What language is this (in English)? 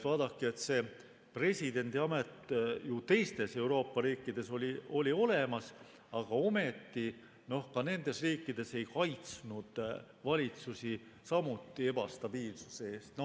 Estonian